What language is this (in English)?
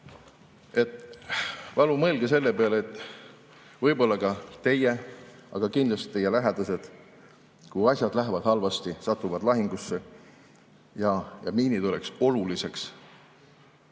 Estonian